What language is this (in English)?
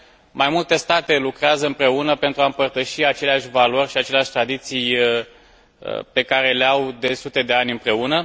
Romanian